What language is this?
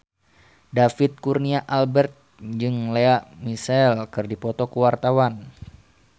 Sundanese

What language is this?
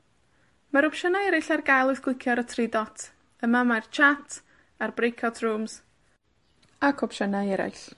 Welsh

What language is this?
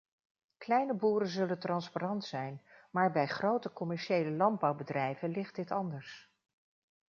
Dutch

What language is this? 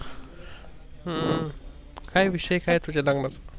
Marathi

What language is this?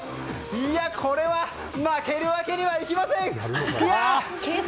Japanese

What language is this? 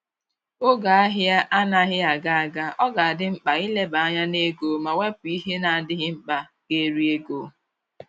Igbo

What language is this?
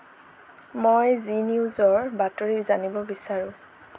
Assamese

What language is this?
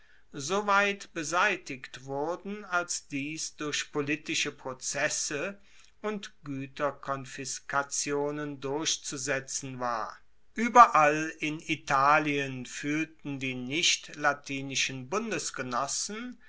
German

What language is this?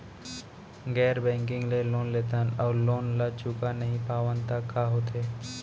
Chhattisgarhi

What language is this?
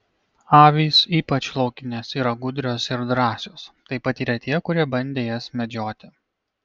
Lithuanian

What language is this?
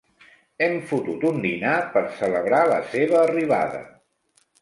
Catalan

